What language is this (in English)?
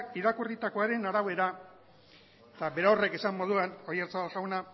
Basque